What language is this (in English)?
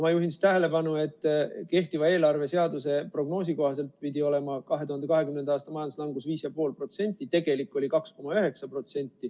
Estonian